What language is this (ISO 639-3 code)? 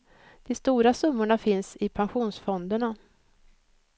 swe